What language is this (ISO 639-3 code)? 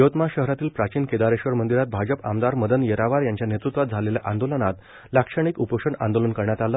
mar